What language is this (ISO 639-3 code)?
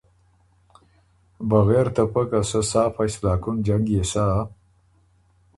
oru